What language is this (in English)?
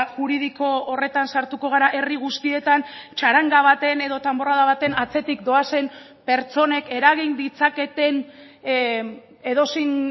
Basque